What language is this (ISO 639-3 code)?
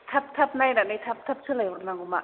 brx